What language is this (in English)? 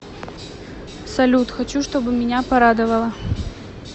Russian